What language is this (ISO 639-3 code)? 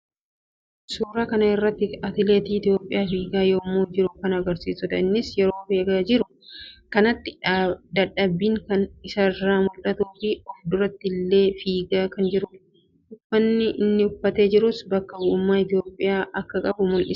orm